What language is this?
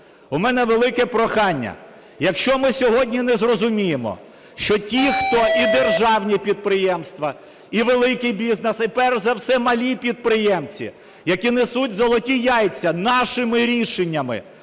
Ukrainian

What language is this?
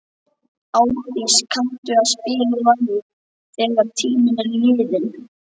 Icelandic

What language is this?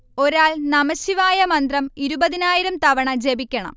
Malayalam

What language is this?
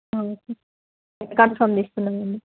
Telugu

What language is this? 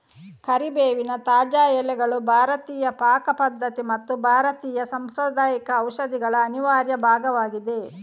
Kannada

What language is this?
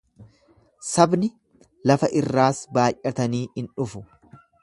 Oromo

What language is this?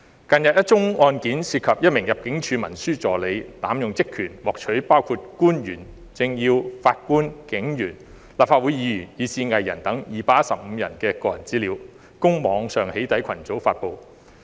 Cantonese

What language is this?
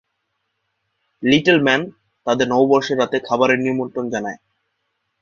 Bangla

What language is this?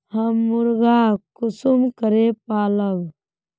Magahi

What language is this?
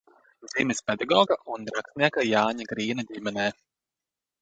Latvian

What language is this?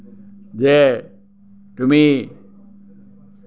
Assamese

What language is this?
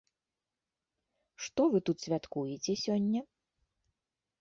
Belarusian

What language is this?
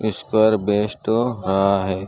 Urdu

